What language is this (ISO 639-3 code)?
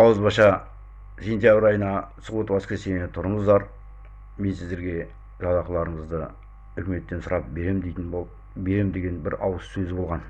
kaz